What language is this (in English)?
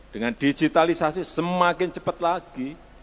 Indonesian